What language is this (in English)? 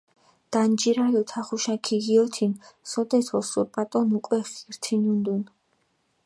Mingrelian